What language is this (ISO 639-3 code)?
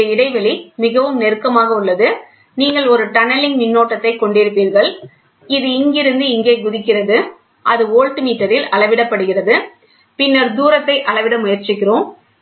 tam